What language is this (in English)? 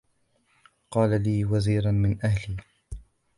Arabic